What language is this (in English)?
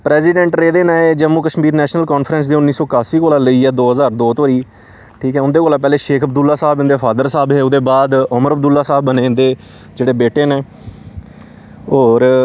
Dogri